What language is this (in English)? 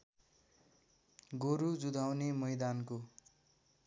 Nepali